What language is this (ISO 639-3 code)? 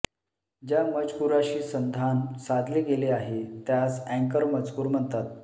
mar